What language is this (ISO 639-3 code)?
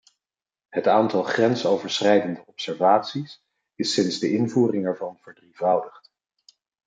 nld